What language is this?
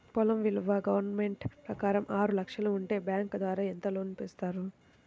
Telugu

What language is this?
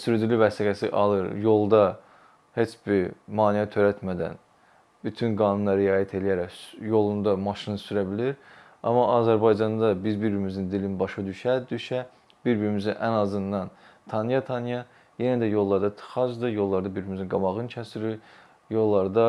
Turkish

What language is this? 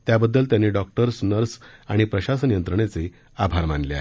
Marathi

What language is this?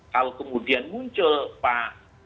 Indonesian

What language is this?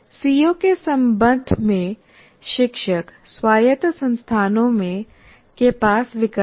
Hindi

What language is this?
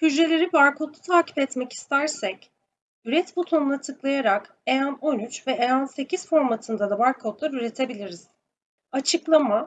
Turkish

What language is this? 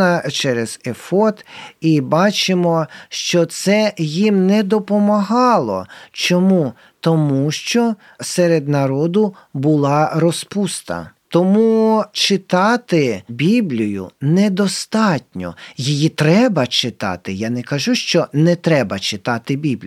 Ukrainian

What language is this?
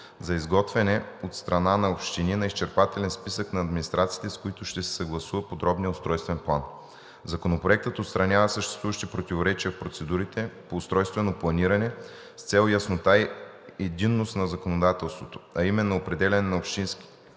Bulgarian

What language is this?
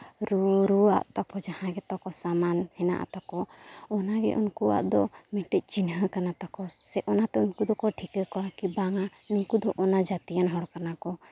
Santali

